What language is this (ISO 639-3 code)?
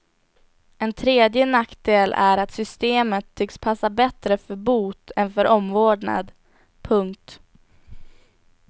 swe